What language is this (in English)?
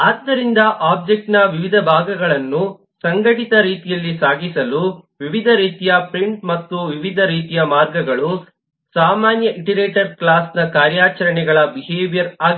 Kannada